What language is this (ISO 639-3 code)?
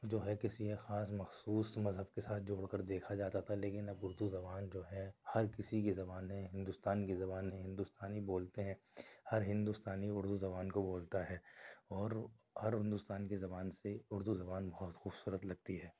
urd